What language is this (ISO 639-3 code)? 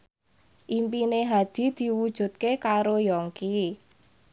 jav